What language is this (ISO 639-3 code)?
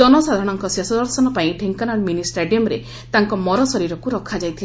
ori